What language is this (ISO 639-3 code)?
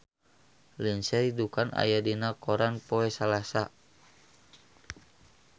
sun